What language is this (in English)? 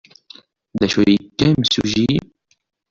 Kabyle